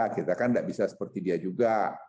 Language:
Indonesian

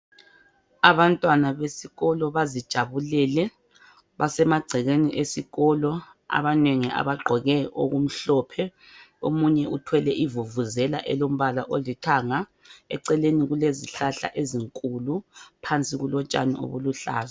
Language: North Ndebele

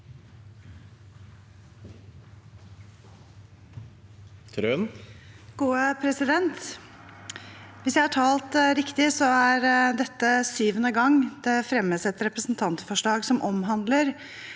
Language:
Norwegian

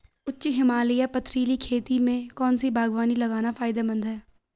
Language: Hindi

